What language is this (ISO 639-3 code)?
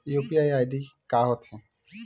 hne